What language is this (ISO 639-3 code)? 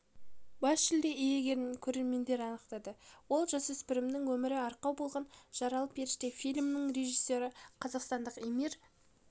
kaz